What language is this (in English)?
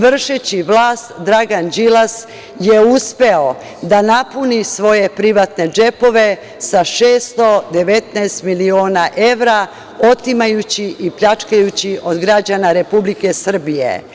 Serbian